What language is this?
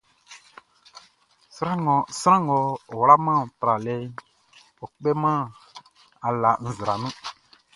Baoulé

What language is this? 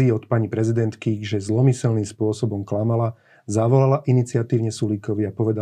Slovak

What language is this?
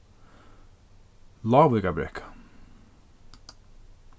Faroese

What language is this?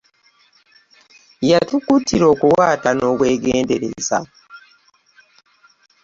Ganda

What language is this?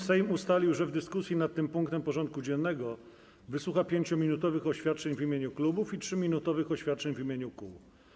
Polish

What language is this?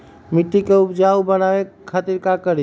Magahi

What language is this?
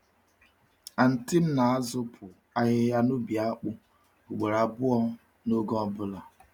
Igbo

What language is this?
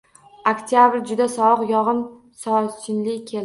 Uzbek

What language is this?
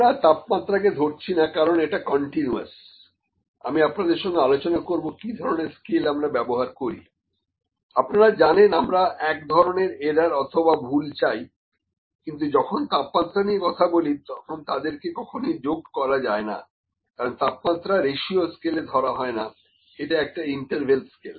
Bangla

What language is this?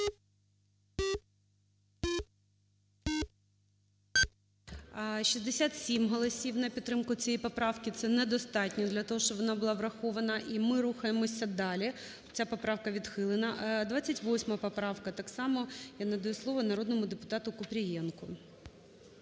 Ukrainian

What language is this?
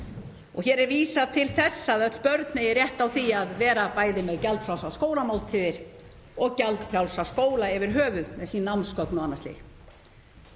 Icelandic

